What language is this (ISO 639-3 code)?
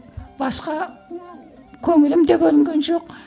kaz